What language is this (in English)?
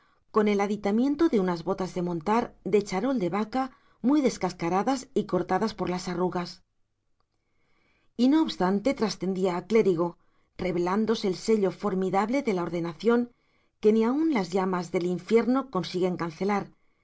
Spanish